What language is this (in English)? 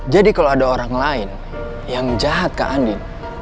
Indonesian